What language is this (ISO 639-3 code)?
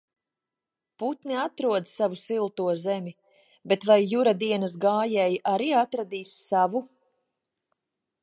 lav